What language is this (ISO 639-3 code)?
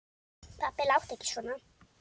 isl